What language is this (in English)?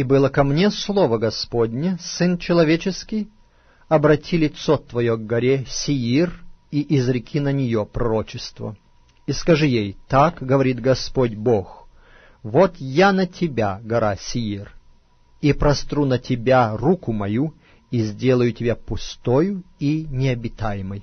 Russian